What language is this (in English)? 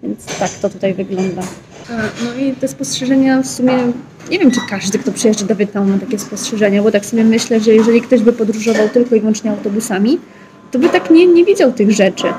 Polish